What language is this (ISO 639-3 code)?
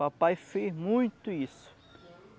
por